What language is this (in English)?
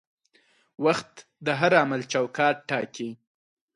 Pashto